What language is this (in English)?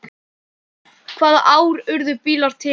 Icelandic